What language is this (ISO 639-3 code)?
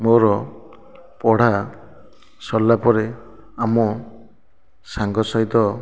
ori